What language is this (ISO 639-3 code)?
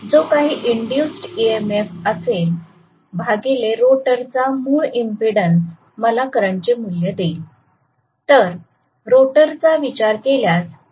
mar